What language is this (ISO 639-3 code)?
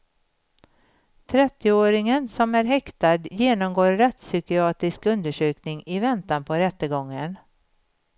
swe